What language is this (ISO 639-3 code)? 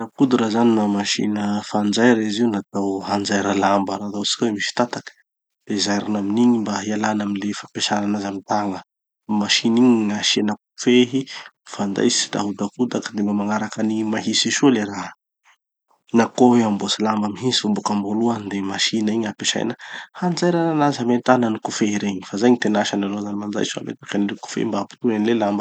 txy